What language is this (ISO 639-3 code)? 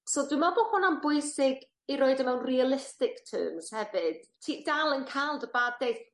cym